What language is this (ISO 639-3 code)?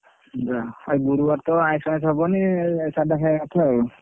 ori